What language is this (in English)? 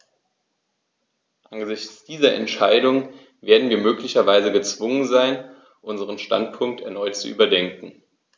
German